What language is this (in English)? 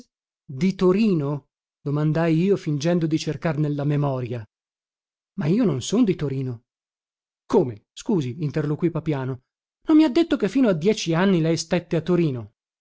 Italian